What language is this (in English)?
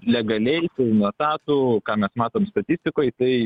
Lithuanian